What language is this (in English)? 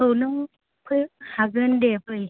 Bodo